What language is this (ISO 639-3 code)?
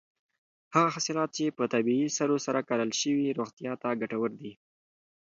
pus